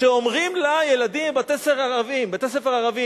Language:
Hebrew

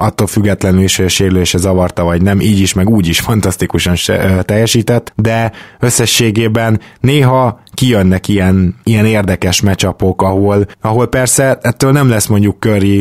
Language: Hungarian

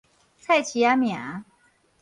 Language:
Min Nan Chinese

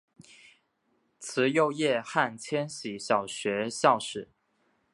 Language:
Chinese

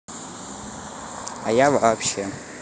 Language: Russian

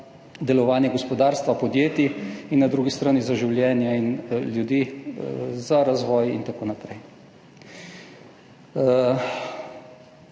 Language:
Slovenian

